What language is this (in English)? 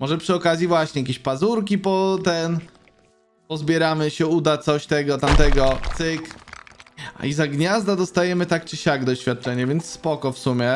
Polish